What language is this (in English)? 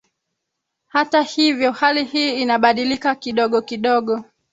Swahili